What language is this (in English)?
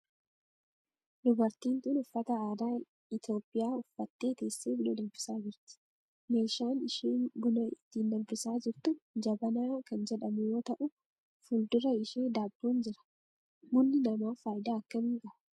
Oromo